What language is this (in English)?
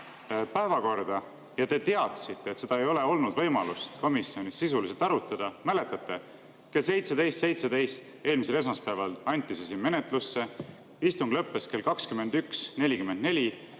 Estonian